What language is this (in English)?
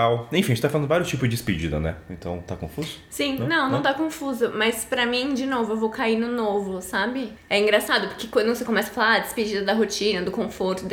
Portuguese